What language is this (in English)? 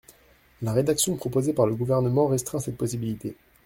French